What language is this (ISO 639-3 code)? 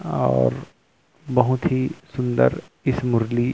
hin